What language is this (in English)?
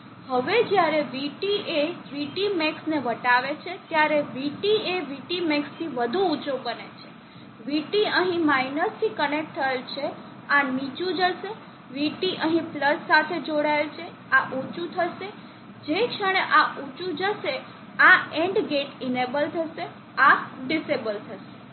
Gujarati